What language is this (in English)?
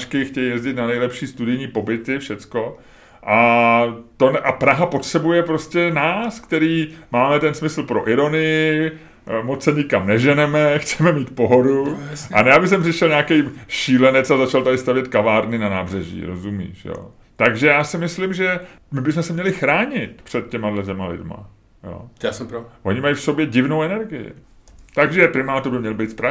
Czech